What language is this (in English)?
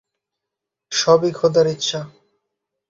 Bangla